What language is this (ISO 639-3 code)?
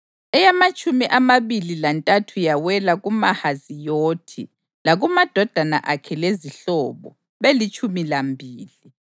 nde